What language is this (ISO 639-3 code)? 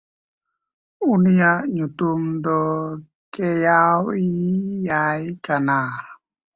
sat